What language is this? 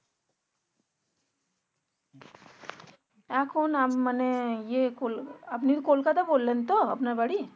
Bangla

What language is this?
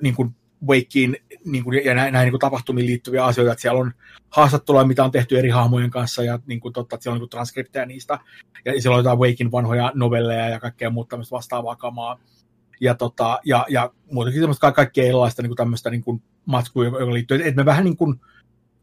Finnish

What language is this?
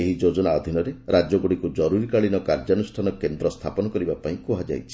Odia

